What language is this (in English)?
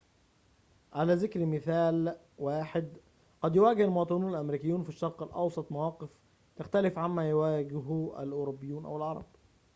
Arabic